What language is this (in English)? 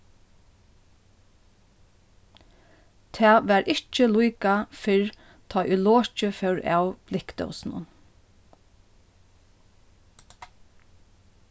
Faroese